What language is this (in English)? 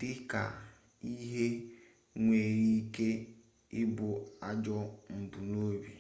Igbo